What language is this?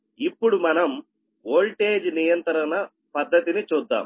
Telugu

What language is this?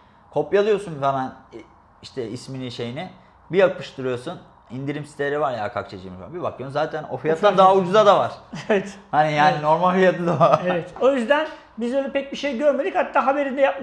Turkish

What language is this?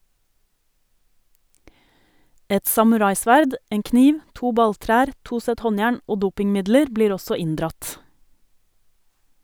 Norwegian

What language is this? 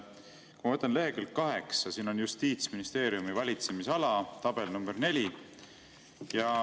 Estonian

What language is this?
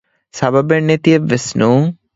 Divehi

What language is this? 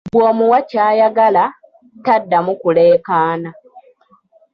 Ganda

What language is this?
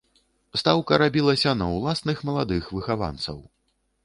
Belarusian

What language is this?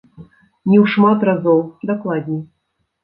Belarusian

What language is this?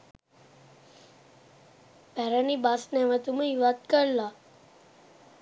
Sinhala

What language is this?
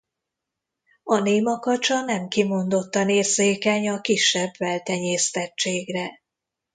Hungarian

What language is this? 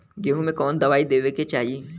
Bhojpuri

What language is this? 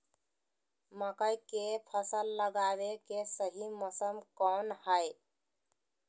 Magahi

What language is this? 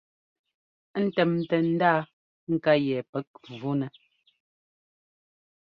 Ngomba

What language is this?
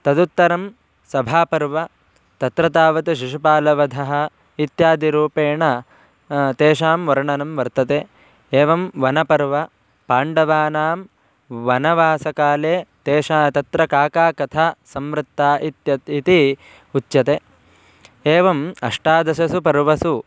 Sanskrit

